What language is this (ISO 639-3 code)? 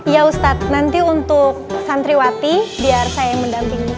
ind